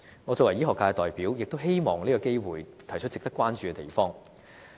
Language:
Cantonese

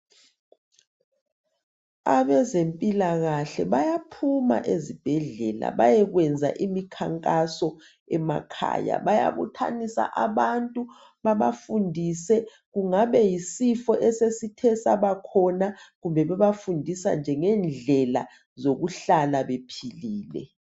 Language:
North Ndebele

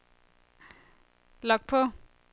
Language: Danish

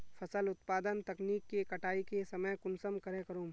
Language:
Magahi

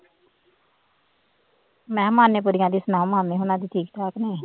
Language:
Punjabi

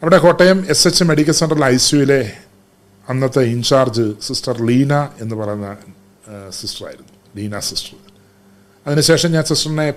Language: Malayalam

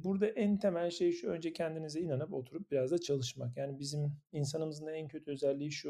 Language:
Turkish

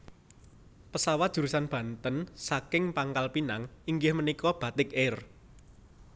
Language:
Javanese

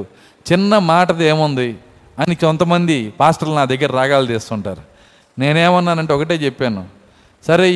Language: Telugu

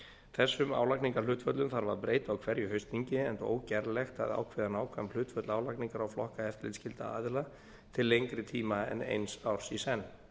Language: Icelandic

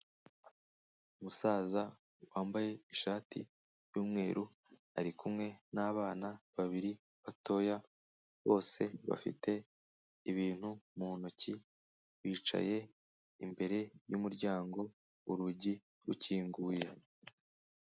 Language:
Kinyarwanda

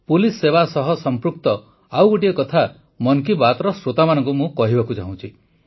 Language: Odia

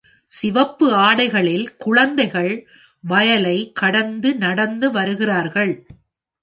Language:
Tamil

